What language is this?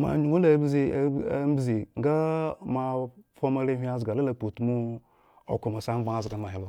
Eggon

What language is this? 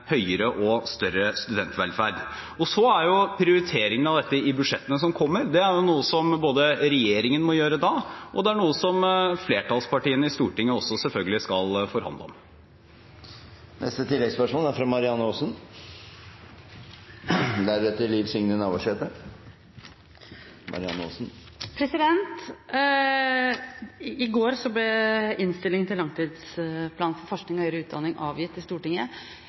Norwegian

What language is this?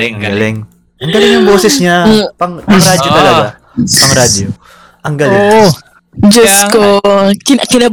Filipino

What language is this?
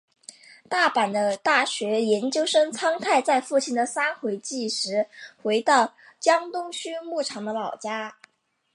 Chinese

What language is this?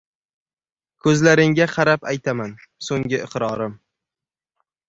Uzbek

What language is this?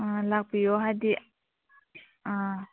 Manipuri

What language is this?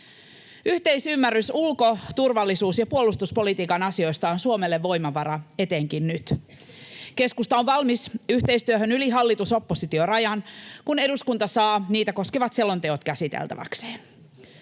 Finnish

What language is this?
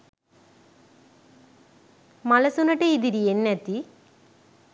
Sinhala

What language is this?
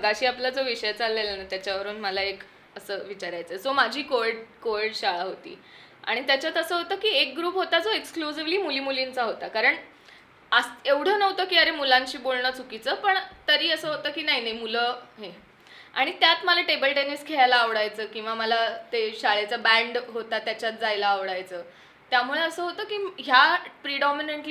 Marathi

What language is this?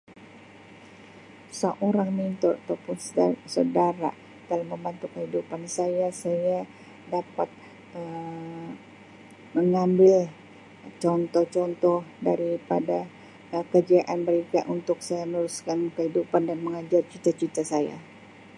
Sabah Malay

